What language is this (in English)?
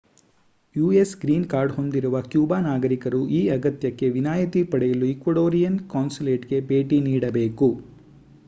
Kannada